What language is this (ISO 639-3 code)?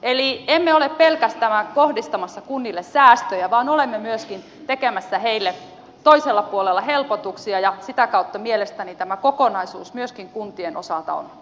fin